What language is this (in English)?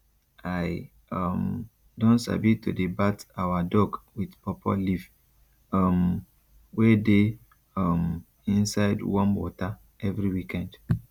Nigerian Pidgin